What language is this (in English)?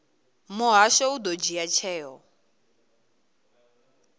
Venda